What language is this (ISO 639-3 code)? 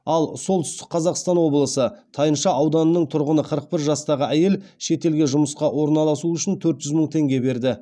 kaz